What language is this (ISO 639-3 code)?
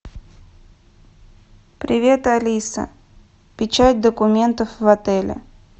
rus